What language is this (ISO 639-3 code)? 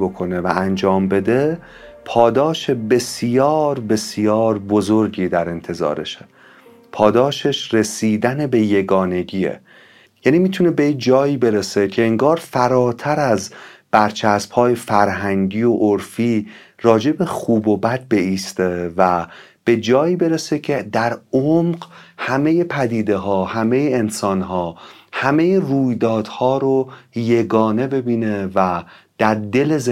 fas